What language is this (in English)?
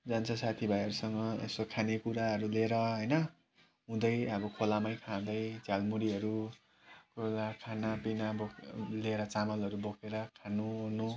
Nepali